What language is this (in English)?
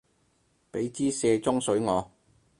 Cantonese